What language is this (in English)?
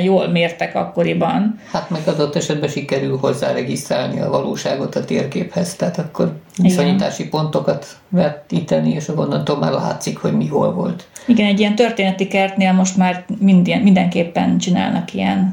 Hungarian